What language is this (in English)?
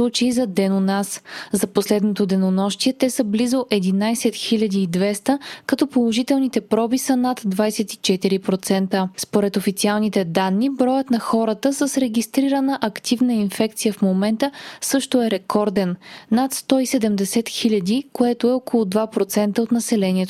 Bulgarian